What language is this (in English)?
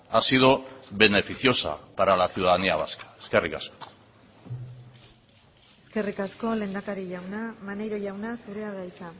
Basque